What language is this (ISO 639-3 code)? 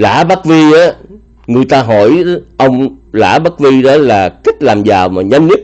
vie